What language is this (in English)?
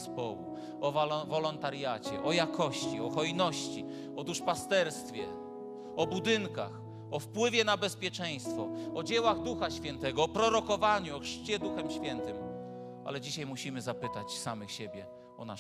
Polish